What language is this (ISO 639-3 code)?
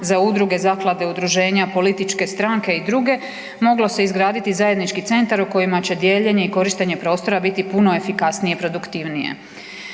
hrv